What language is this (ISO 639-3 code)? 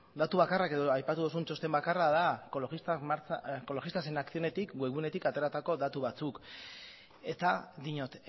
eus